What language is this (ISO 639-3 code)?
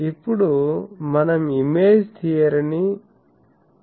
tel